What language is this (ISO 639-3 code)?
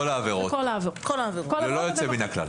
heb